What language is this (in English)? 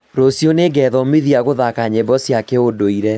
Kikuyu